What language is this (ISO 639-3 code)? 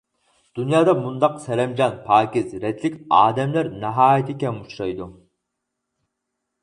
uig